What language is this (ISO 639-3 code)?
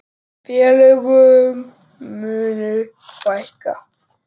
isl